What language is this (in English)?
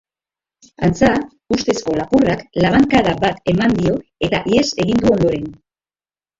Basque